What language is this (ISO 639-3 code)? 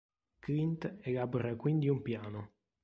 ita